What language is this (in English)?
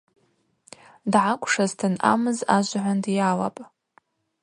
Abaza